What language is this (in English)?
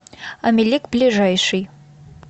Russian